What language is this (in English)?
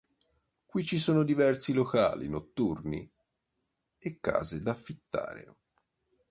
Italian